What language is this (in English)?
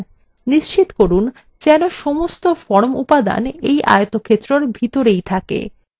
Bangla